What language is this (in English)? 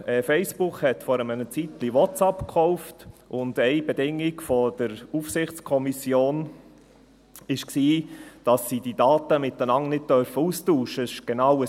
Swiss German